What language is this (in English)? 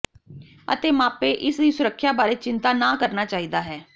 Punjabi